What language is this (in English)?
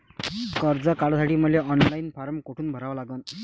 Marathi